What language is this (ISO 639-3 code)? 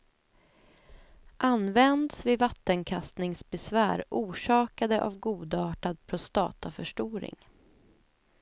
swe